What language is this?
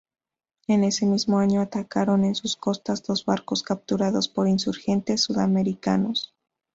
Spanish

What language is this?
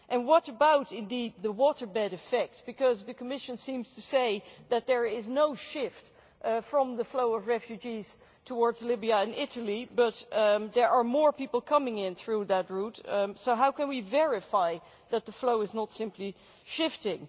English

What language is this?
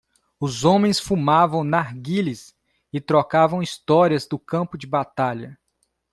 Portuguese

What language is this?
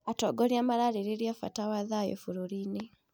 Kikuyu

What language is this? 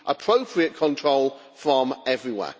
English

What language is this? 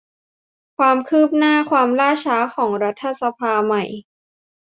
Thai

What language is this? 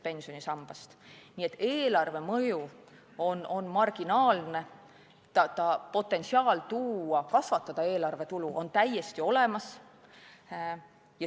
Estonian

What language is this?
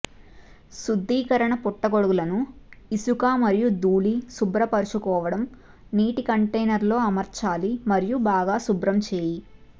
Telugu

